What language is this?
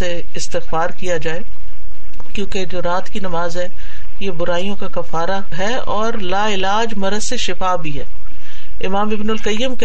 Urdu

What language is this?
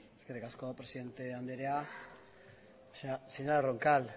Basque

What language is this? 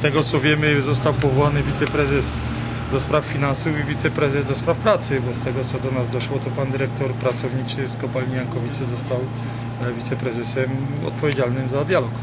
Polish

